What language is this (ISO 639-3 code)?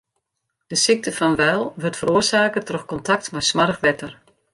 fry